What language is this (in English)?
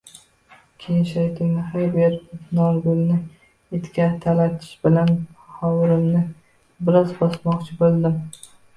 Uzbek